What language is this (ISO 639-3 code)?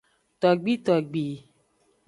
ajg